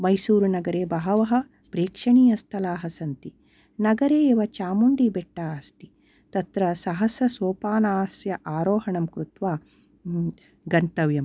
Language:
Sanskrit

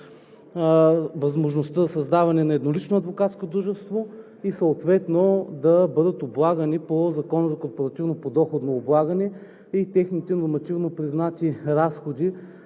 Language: Bulgarian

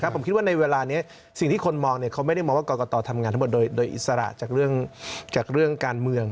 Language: Thai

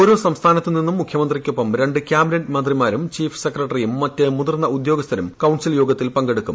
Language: Malayalam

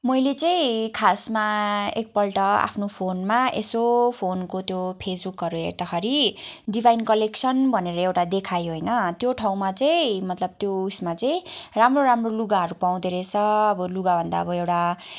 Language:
Nepali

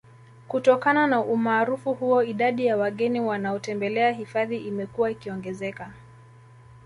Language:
Swahili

